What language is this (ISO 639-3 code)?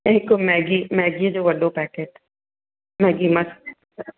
snd